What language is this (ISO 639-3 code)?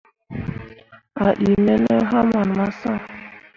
mua